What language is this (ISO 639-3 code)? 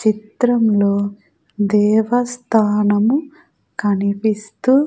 tel